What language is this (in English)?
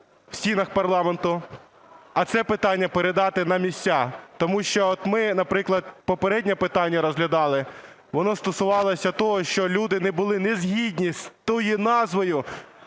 Ukrainian